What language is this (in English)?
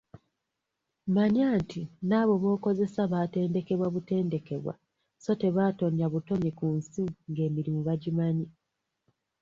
Ganda